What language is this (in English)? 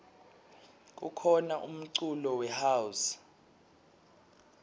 Swati